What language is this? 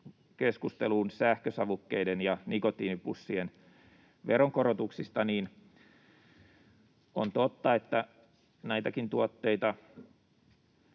Finnish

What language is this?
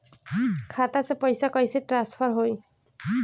Bhojpuri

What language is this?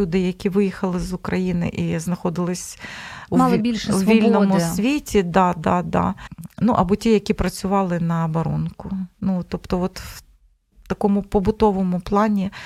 Ukrainian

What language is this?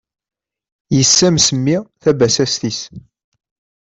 Kabyle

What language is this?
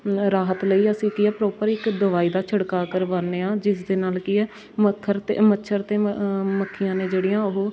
Punjabi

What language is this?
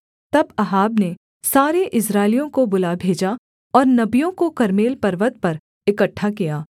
Hindi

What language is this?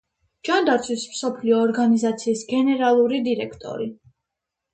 Georgian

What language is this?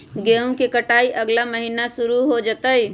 Magahi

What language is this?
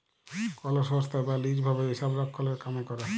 Bangla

